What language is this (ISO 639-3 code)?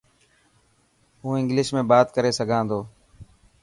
mki